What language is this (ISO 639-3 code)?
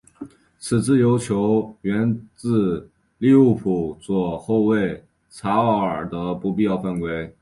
zho